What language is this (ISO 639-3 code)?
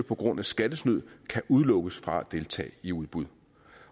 dan